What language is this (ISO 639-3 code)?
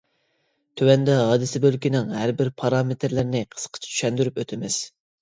uig